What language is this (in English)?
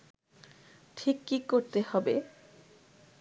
Bangla